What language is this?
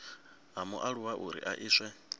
Venda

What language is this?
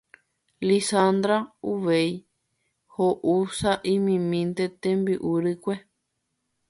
Guarani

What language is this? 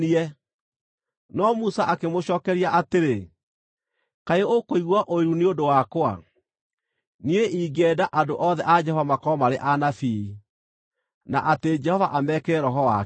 Kikuyu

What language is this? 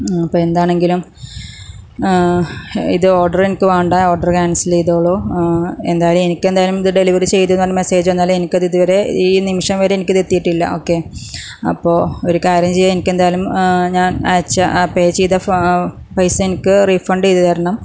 Malayalam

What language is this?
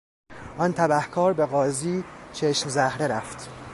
Persian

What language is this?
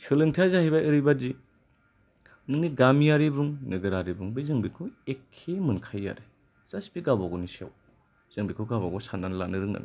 Bodo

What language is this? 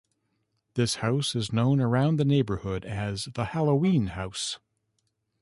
English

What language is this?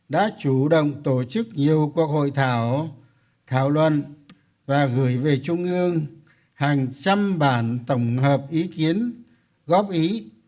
Vietnamese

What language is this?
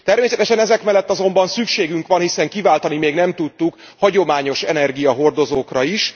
Hungarian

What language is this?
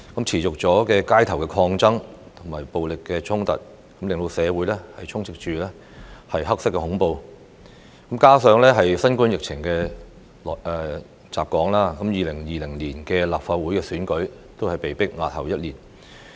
Cantonese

